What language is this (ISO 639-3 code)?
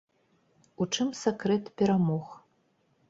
bel